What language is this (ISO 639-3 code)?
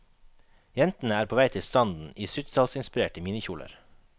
nor